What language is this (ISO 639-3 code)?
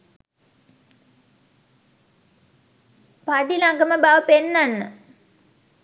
sin